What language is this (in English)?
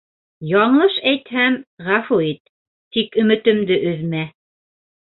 Bashkir